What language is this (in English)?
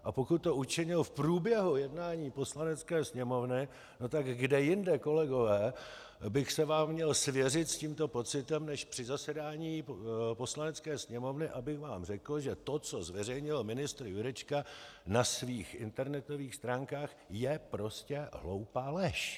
Czech